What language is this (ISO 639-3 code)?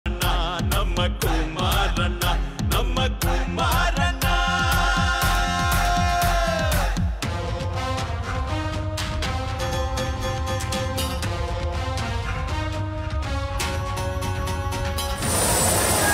ara